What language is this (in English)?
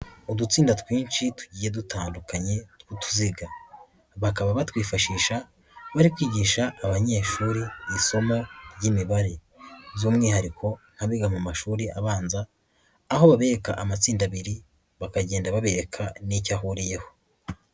Kinyarwanda